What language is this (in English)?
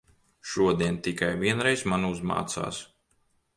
Latvian